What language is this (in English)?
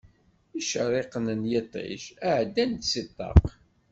Kabyle